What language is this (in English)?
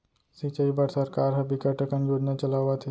Chhattisgarhi